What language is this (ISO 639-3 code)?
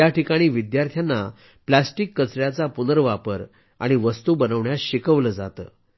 mar